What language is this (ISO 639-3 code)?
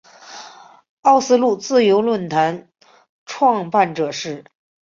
zho